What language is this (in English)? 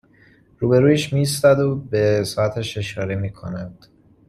Persian